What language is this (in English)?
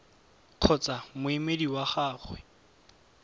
Tswana